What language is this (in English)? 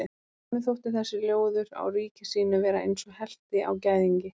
Icelandic